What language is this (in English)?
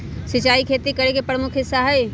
Magahi